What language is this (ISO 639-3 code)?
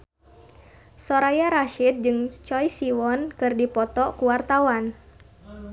sun